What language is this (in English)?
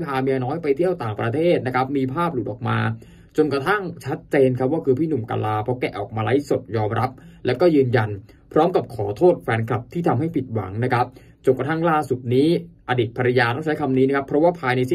Thai